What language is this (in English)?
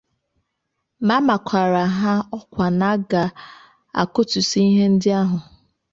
Igbo